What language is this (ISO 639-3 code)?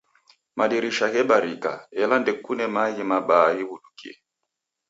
dav